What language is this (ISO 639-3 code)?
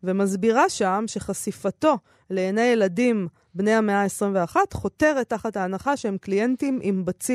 heb